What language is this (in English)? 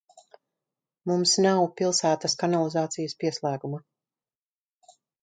Latvian